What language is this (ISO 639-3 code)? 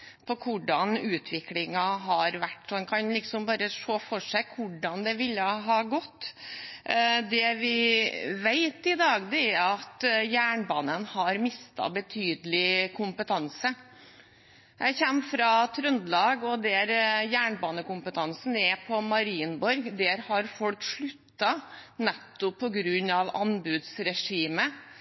nob